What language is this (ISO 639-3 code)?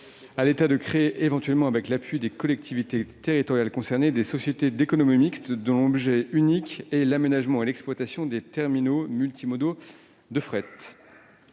fra